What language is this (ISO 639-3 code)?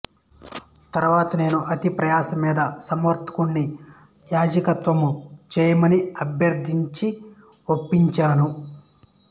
tel